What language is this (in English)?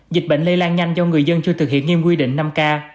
Vietnamese